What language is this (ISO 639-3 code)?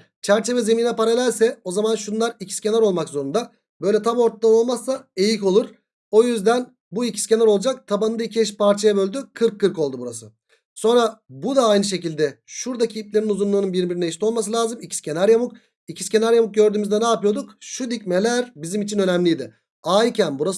tur